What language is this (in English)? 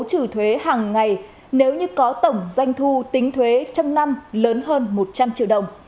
Vietnamese